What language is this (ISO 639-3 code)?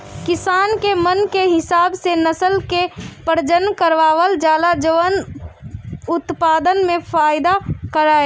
bho